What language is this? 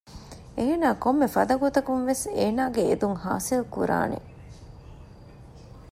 Divehi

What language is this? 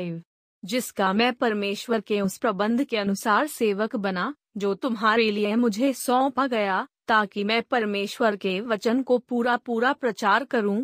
Hindi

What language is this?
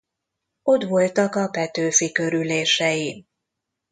Hungarian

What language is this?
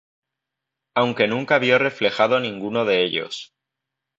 Spanish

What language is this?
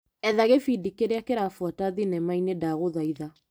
Kikuyu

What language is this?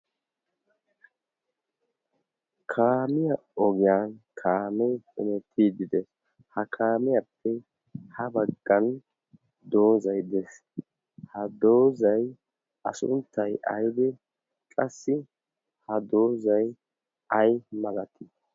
Wolaytta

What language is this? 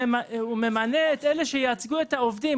Hebrew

